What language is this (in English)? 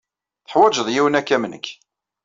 Kabyle